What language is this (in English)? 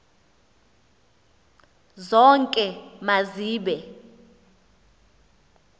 Xhosa